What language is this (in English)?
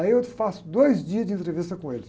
Portuguese